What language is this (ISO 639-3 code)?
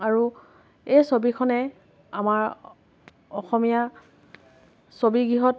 asm